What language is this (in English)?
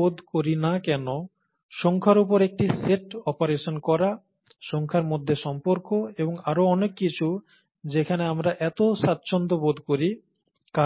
Bangla